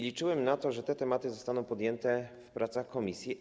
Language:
Polish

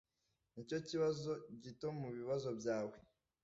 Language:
Kinyarwanda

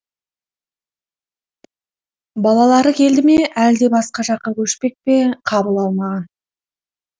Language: Kazakh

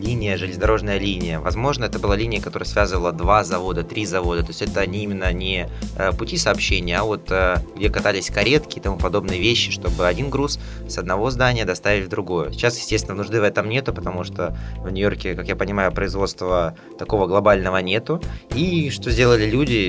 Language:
Russian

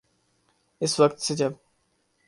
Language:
Urdu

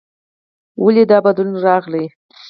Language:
Pashto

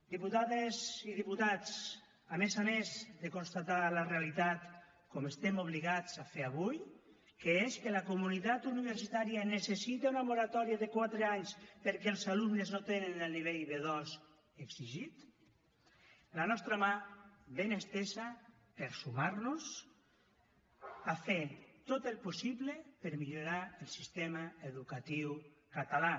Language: Catalan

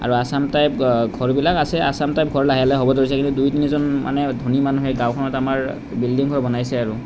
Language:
Assamese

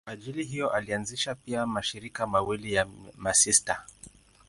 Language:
Swahili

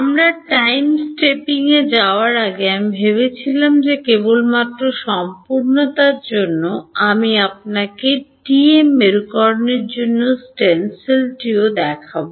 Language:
Bangla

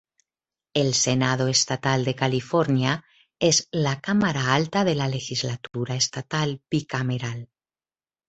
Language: Spanish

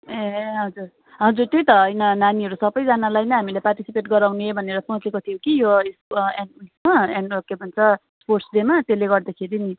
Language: Nepali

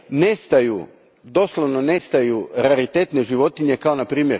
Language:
Croatian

